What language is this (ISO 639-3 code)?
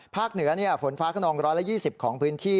tha